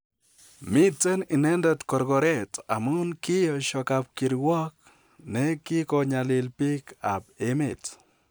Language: Kalenjin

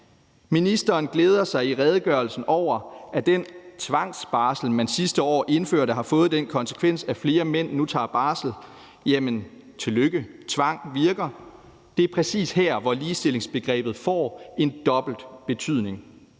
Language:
Danish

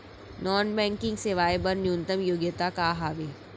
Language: Chhattisgarhi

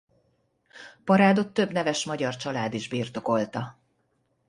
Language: Hungarian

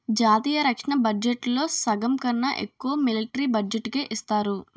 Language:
Telugu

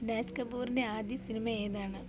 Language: Malayalam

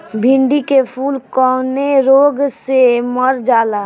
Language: Bhojpuri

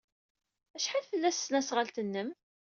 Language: Kabyle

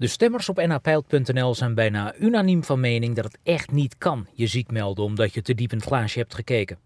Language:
Dutch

